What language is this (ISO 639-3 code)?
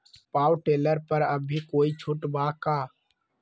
mag